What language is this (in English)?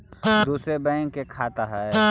Magahi